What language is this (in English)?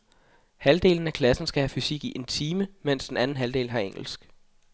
Danish